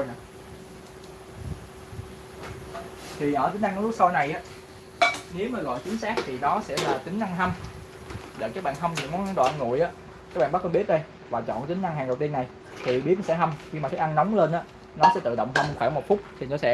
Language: Vietnamese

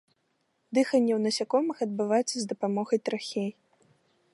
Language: Belarusian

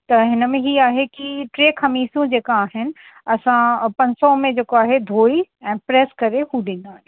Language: Sindhi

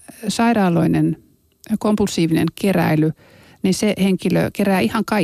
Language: Finnish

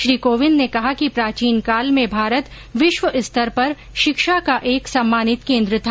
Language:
Hindi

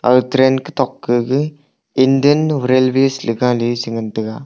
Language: Wancho Naga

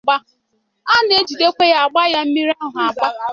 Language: Igbo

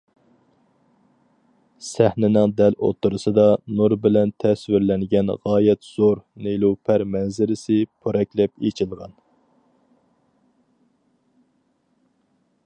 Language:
Uyghur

